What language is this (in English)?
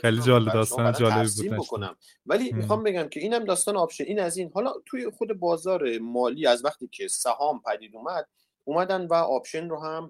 Persian